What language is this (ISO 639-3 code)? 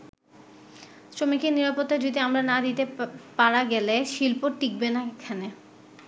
ben